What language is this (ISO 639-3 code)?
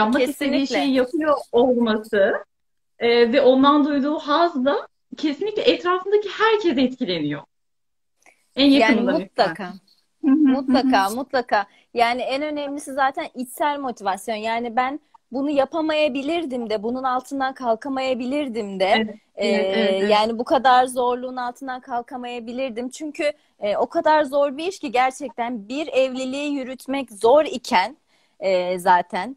tur